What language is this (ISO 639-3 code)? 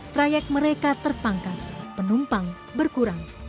ind